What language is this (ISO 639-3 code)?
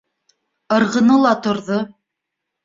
bak